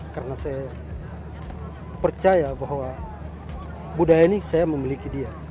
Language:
Indonesian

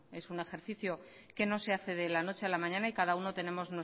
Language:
Spanish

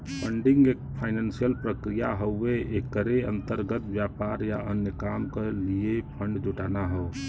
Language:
Bhojpuri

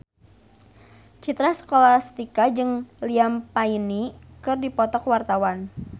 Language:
Sundanese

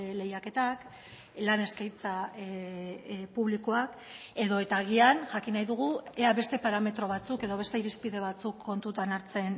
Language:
Basque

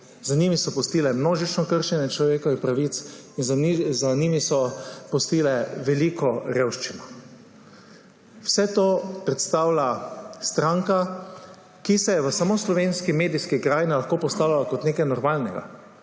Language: Slovenian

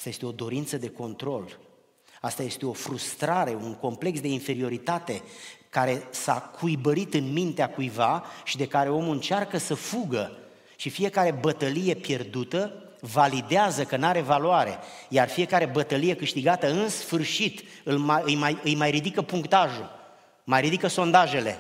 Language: Romanian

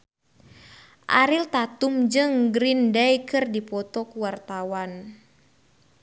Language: Sundanese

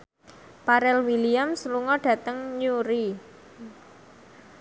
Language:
Javanese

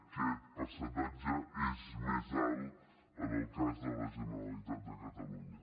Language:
Catalan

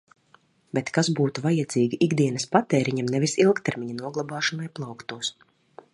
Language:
Latvian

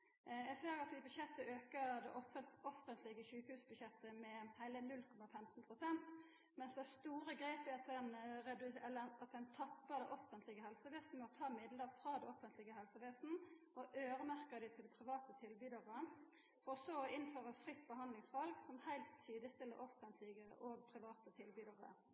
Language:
Norwegian Nynorsk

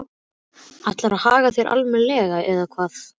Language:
Icelandic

